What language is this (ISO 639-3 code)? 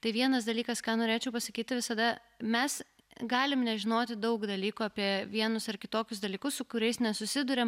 lit